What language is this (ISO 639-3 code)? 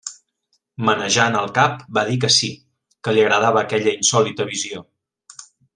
cat